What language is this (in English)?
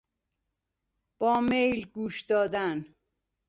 Persian